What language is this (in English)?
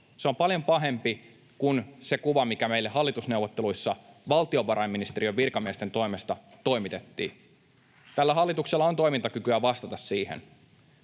Finnish